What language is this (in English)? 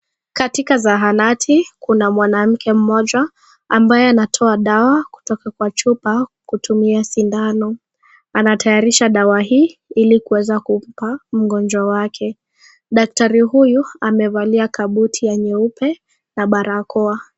Swahili